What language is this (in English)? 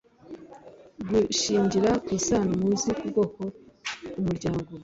Kinyarwanda